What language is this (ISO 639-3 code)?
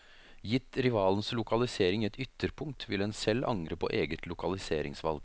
nor